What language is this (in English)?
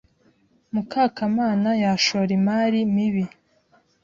Kinyarwanda